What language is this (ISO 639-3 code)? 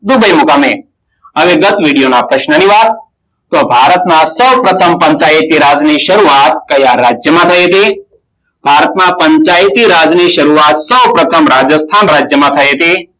guj